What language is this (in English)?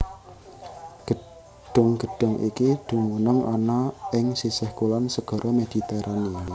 Javanese